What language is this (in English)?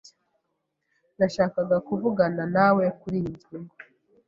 Kinyarwanda